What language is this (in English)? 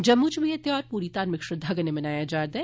Dogri